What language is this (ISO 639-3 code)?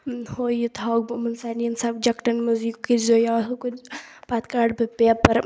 kas